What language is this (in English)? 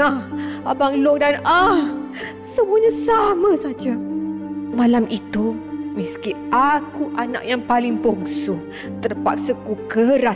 Malay